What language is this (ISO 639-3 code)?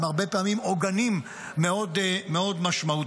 heb